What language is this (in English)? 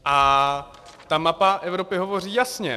Czech